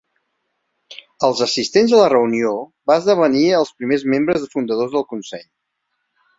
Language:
Catalan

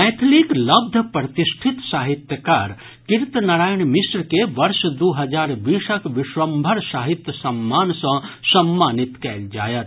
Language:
Maithili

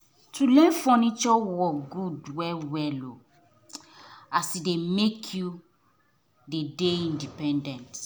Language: Nigerian Pidgin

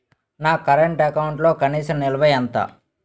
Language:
Telugu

